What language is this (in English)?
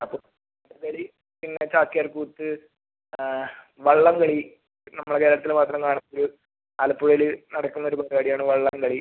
Malayalam